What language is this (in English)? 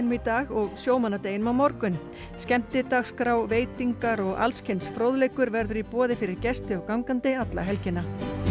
Icelandic